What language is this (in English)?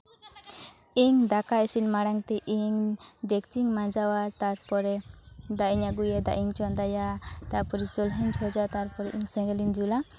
Santali